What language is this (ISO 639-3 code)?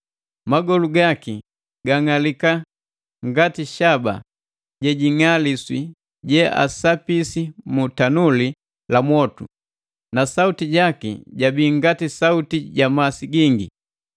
mgv